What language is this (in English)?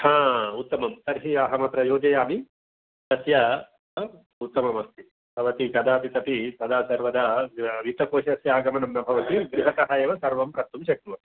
Sanskrit